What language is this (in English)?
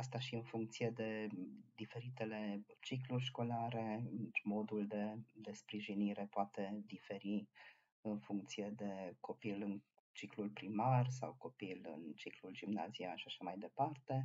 Romanian